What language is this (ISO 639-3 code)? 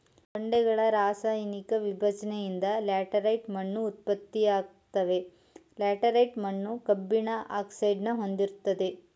kan